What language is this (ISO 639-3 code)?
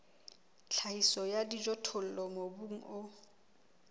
sot